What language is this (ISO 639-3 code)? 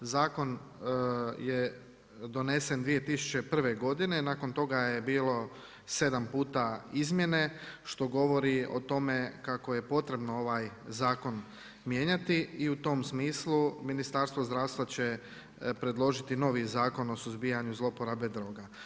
hrv